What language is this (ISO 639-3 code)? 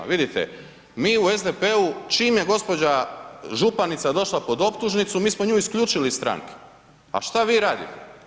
hrv